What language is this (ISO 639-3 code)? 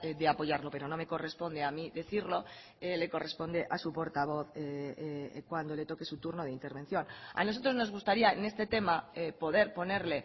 spa